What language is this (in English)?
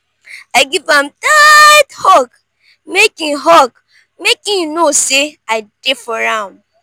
Nigerian Pidgin